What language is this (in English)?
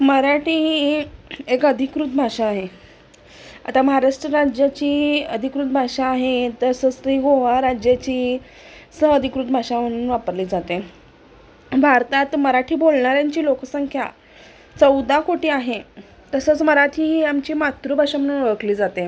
Marathi